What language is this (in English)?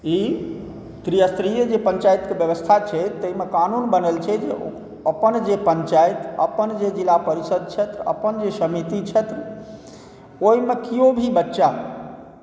Maithili